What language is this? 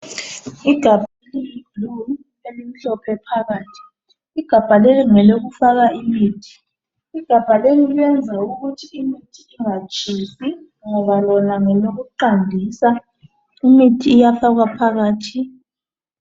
North Ndebele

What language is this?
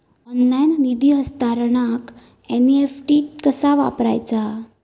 Marathi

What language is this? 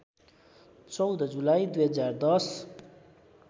Nepali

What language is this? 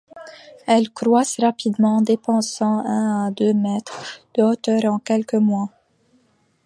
French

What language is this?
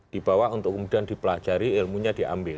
Indonesian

